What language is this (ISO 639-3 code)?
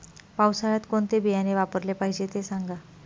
mar